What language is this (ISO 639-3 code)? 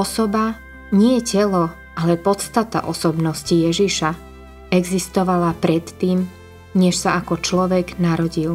slk